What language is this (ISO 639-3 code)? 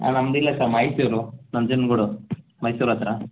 kan